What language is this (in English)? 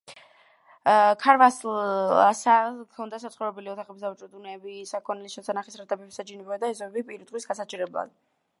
Georgian